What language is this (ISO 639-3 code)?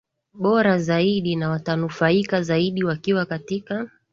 swa